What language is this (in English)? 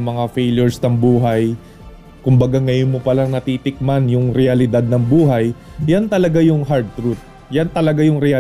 Filipino